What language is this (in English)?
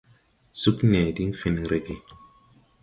Tupuri